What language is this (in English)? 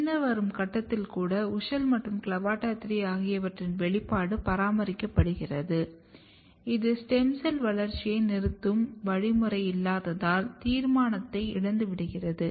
Tamil